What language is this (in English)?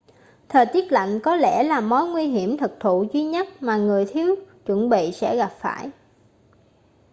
Vietnamese